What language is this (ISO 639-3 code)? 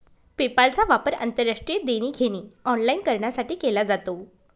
mar